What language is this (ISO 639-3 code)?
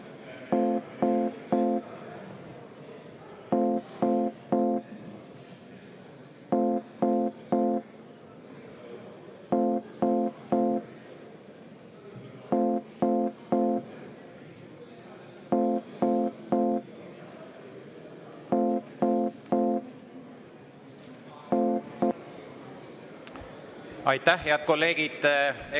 est